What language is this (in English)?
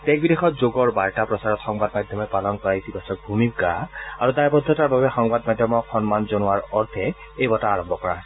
Assamese